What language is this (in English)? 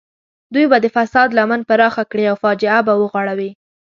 Pashto